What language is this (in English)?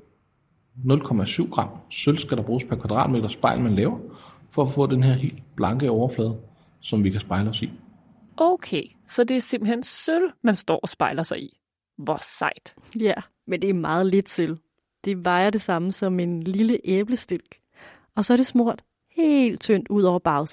Danish